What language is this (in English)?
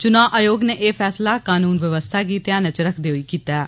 Dogri